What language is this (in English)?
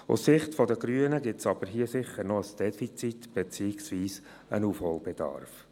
Swiss German